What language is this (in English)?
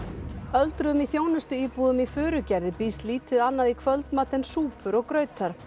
Icelandic